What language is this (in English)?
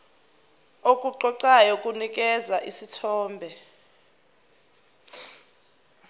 Zulu